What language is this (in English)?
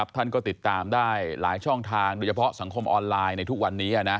Thai